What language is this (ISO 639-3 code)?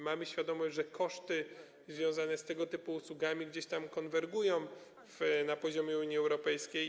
pol